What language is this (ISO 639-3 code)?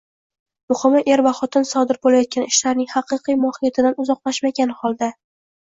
uzb